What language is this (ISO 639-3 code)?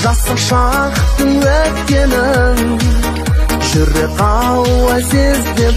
tur